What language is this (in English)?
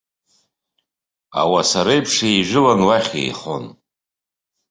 Abkhazian